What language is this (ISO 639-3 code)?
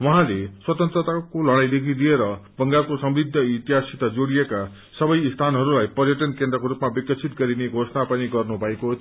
nep